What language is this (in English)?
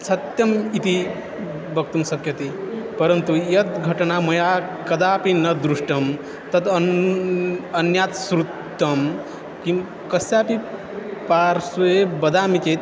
Sanskrit